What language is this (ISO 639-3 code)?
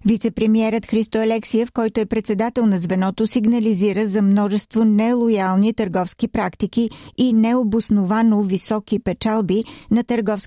bul